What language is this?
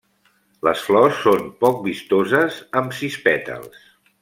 Catalan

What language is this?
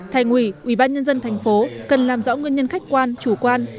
Vietnamese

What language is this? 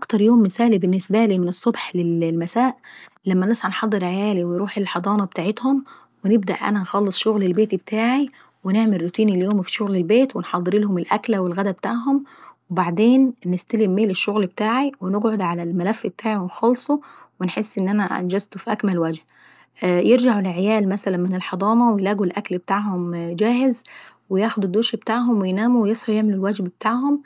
Saidi Arabic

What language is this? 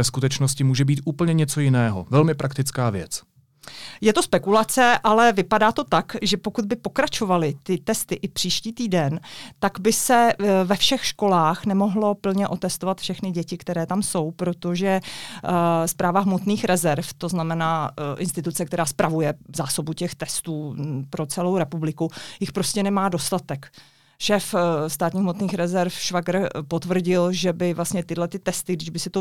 Czech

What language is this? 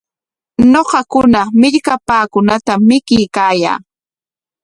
Corongo Ancash Quechua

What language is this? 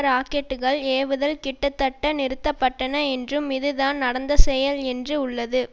Tamil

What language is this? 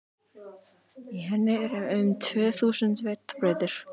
Icelandic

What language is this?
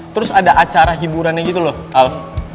Indonesian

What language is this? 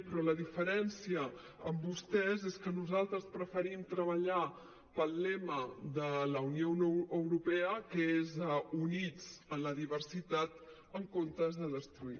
Catalan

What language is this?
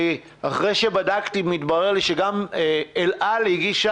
Hebrew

